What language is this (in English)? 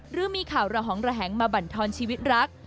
Thai